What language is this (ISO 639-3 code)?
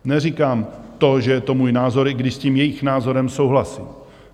ces